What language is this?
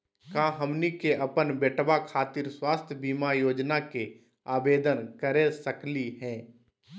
Magahi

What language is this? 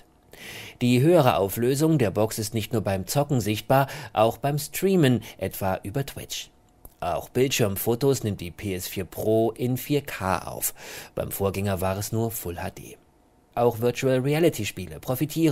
German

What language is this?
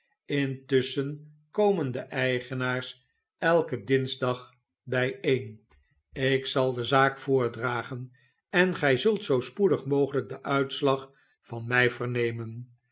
Dutch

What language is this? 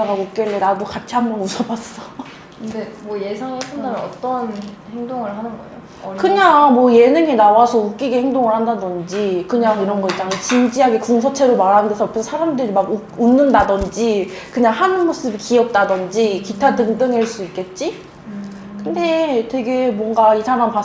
Korean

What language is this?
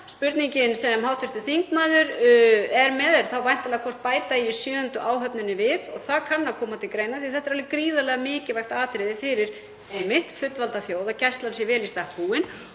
Icelandic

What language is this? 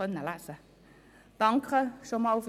Swiss German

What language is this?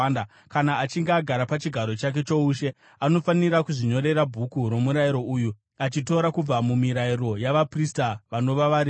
Shona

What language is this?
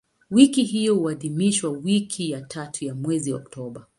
Swahili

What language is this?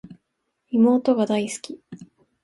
Japanese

